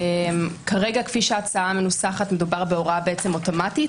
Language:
Hebrew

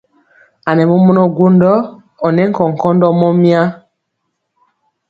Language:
Mpiemo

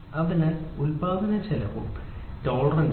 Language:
Malayalam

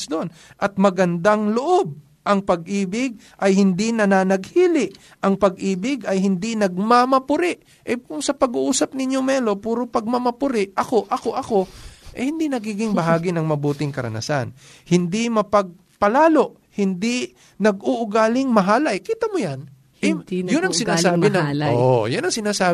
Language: Filipino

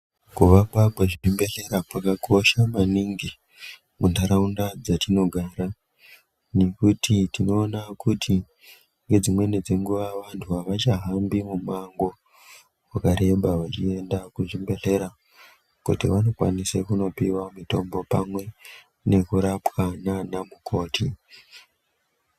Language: Ndau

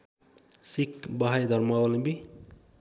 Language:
Nepali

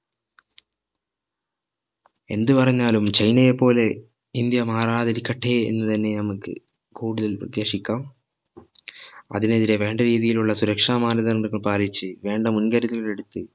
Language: Malayalam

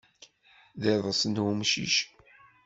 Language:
Kabyle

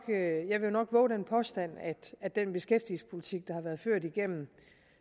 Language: Danish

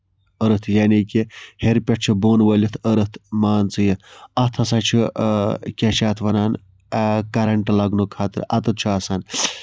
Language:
Kashmiri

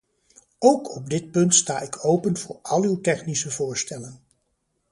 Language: Dutch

